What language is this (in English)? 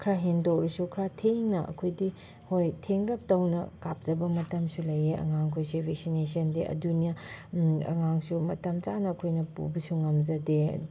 Manipuri